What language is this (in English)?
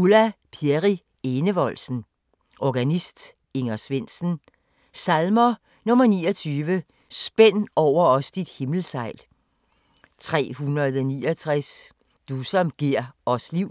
Danish